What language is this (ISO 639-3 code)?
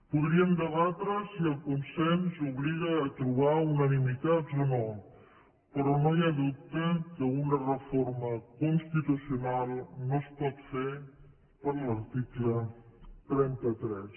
cat